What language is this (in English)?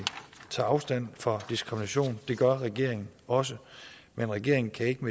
Danish